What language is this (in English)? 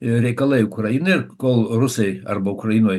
Lithuanian